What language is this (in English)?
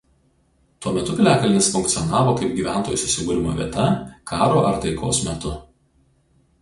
Lithuanian